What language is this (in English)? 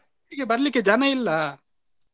Kannada